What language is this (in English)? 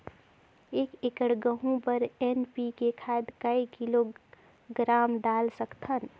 Chhattisgarhi